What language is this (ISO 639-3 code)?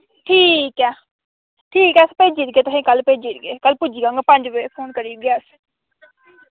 doi